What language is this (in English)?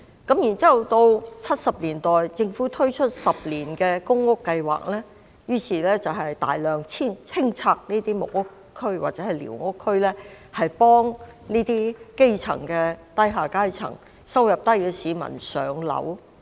Cantonese